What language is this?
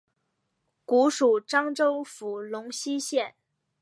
Chinese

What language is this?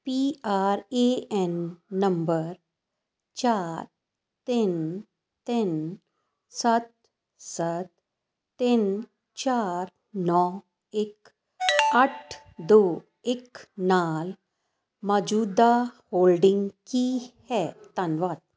Punjabi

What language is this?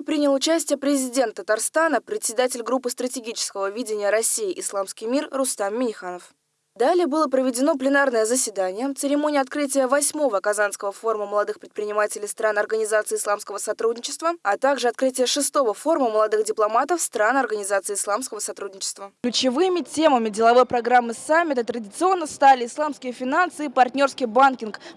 Russian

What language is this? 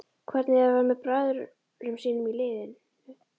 Icelandic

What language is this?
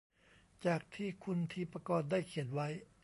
Thai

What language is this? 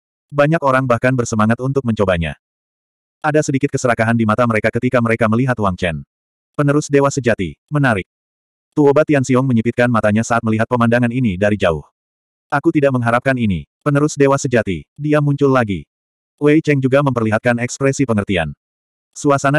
Indonesian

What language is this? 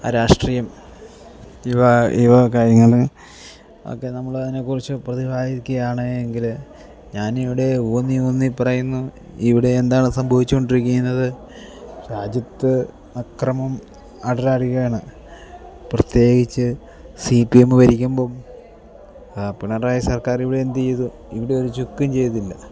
Malayalam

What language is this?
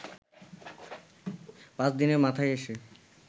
Bangla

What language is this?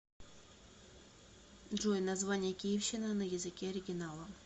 Russian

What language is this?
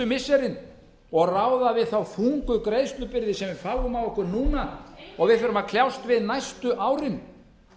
Icelandic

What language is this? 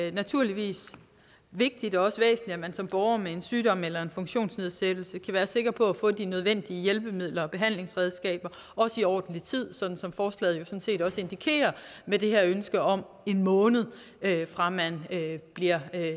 Danish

